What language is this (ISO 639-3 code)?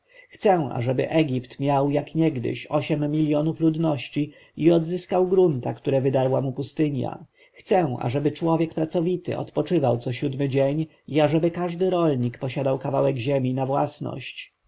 pol